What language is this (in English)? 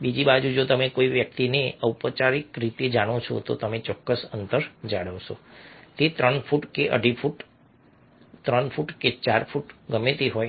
Gujarati